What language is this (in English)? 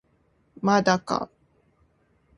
Japanese